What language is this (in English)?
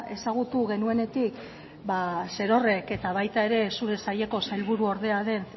Basque